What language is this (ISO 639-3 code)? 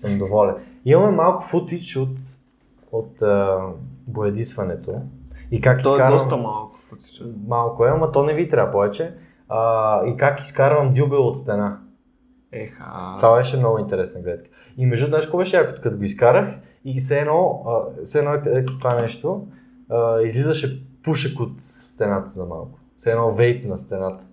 bul